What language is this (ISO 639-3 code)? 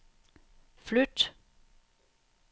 dan